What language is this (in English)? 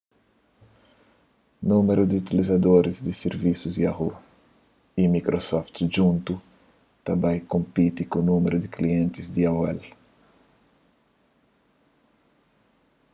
Kabuverdianu